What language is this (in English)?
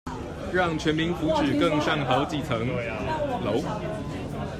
Chinese